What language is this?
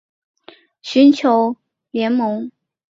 Chinese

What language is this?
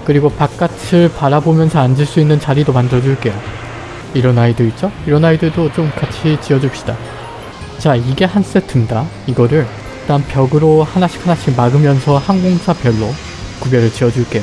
Korean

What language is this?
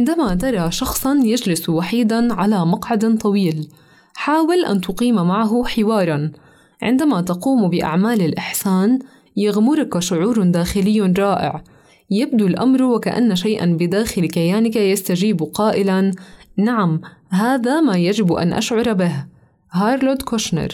Arabic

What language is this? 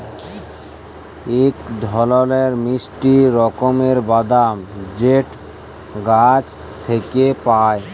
Bangla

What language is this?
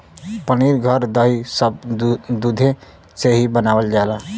Bhojpuri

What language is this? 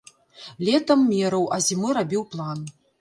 Belarusian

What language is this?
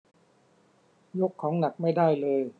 Thai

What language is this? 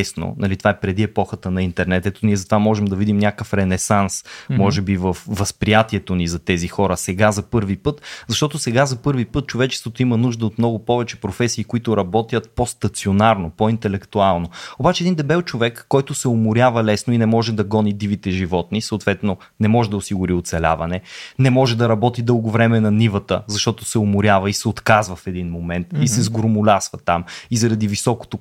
Bulgarian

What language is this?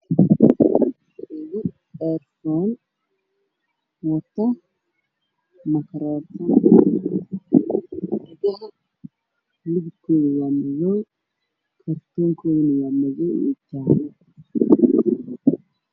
Somali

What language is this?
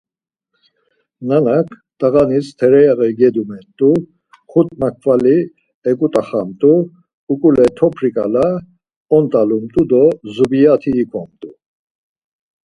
Laz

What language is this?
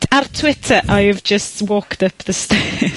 Welsh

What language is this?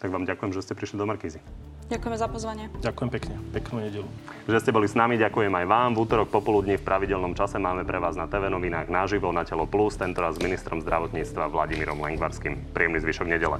Slovak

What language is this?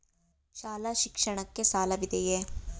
Kannada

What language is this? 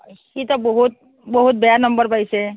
Assamese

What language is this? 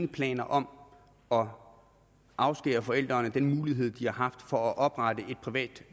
Danish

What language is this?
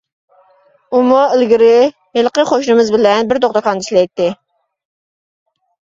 Uyghur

